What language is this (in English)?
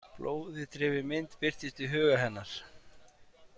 Icelandic